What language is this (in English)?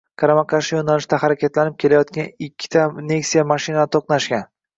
Uzbek